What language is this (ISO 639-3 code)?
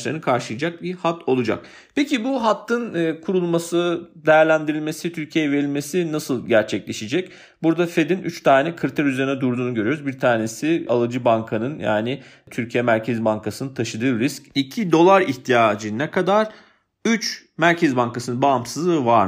tur